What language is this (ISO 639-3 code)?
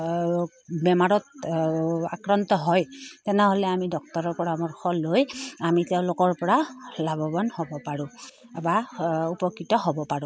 asm